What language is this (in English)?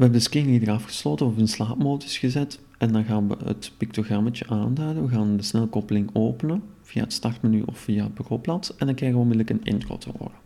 Dutch